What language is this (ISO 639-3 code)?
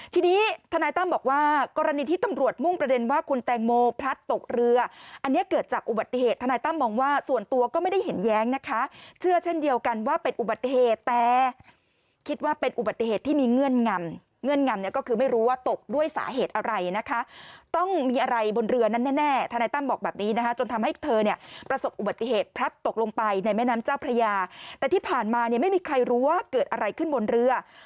tha